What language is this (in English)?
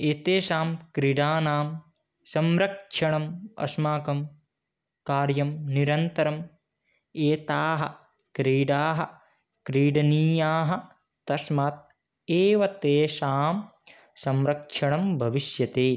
Sanskrit